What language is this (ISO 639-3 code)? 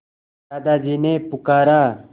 hin